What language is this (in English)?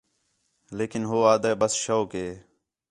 Khetrani